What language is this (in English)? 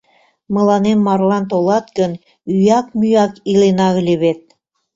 Mari